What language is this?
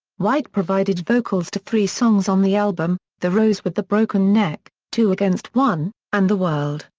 English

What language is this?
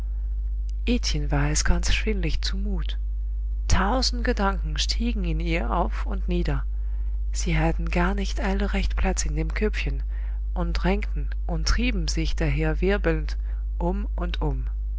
German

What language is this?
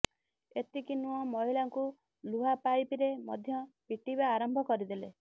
Odia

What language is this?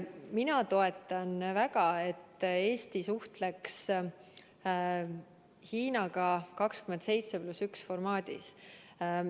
Estonian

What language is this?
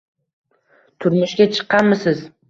Uzbek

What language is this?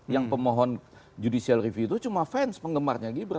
Indonesian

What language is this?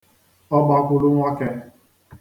Igbo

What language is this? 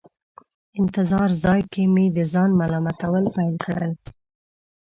Pashto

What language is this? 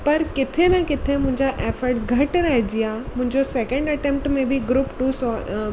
Sindhi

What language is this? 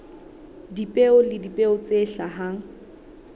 Southern Sotho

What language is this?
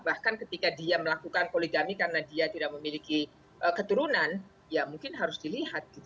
Indonesian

